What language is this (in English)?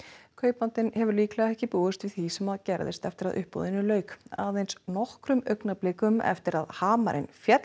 Icelandic